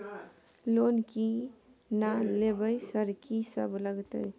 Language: Maithili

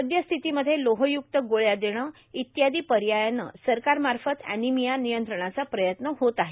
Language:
Marathi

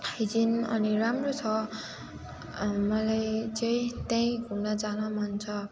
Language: Nepali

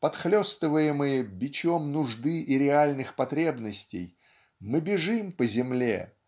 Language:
Russian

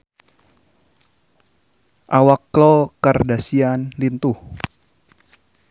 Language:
Sundanese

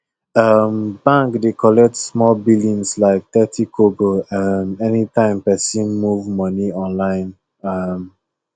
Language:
Nigerian Pidgin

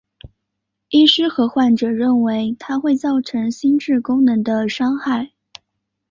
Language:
Chinese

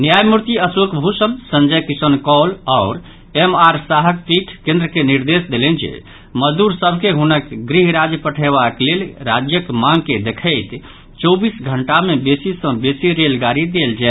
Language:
Maithili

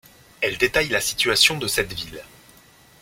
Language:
French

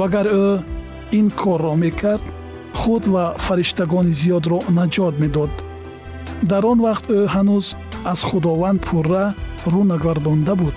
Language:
Persian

